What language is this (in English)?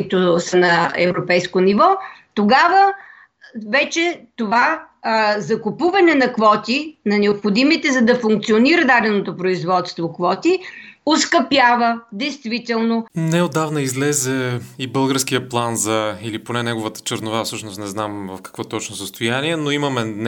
Bulgarian